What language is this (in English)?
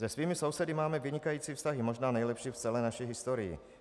Czech